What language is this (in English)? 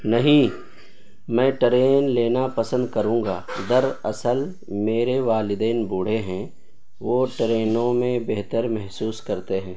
Urdu